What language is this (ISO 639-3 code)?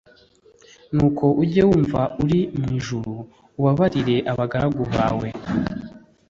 kin